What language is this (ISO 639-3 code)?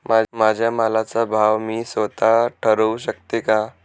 mar